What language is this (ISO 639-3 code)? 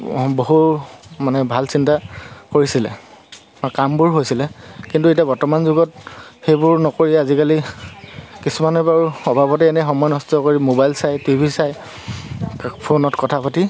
asm